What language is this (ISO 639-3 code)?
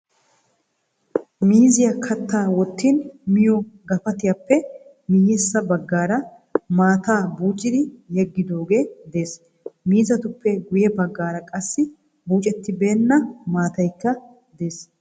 wal